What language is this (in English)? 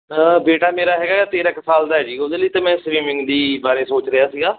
Punjabi